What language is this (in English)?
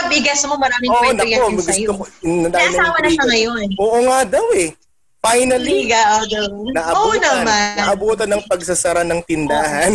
Filipino